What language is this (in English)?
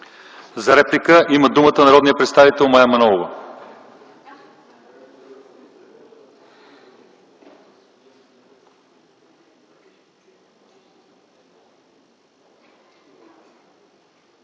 Bulgarian